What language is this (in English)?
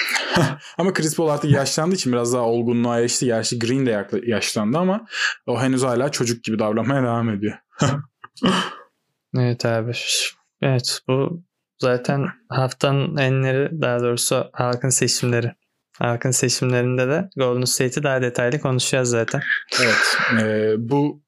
Turkish